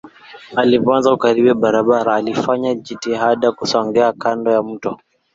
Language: Swahili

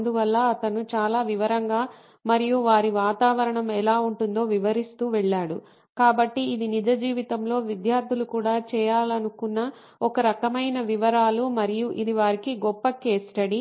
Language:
Telugu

